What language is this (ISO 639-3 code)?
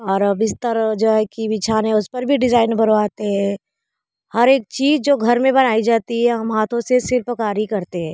hin